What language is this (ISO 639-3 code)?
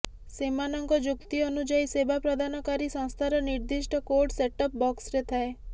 ori